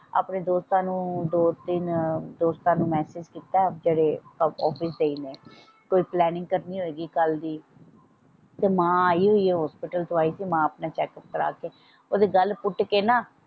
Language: Punjabi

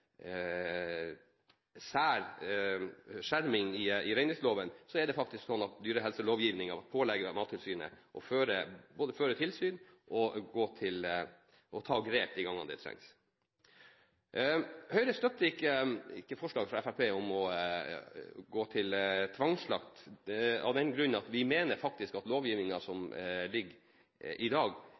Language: Norwegian Bokmål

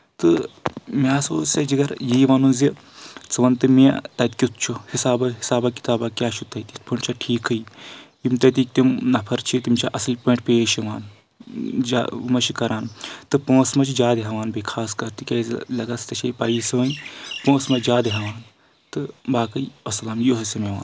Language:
Kashmiri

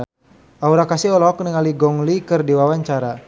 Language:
Sundanese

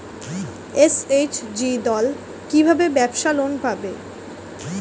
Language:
Bangla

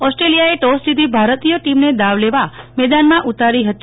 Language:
Gujarati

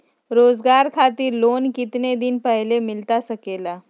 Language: Magahi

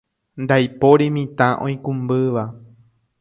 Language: Guarani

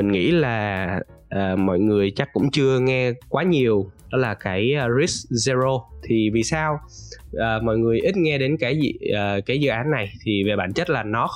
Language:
Vietnamese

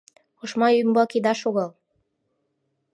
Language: Mari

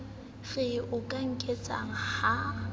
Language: Southern Sotho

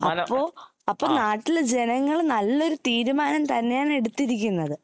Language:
Malayalam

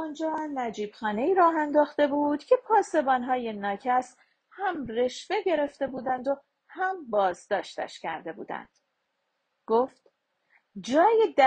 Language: Persian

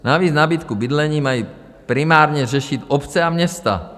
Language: Czech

